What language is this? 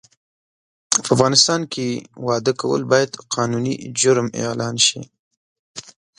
Pashto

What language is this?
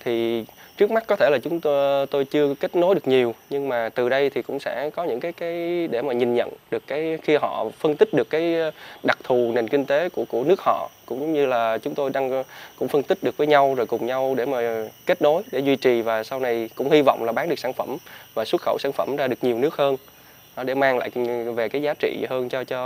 Vietnamese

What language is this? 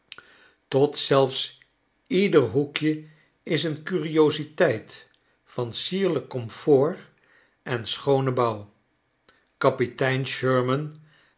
Dutch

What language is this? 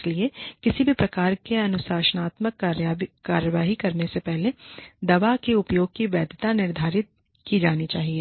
Hindi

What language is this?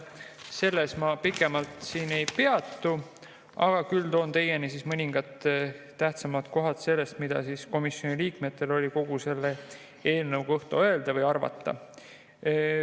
Estonian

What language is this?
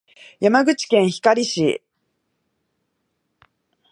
Japanese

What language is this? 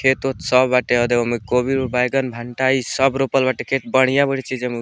Bhojpuri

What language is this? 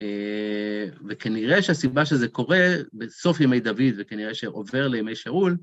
Hebrew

